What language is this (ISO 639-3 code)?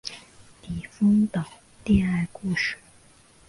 zho